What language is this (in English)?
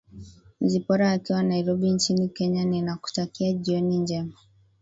Swahili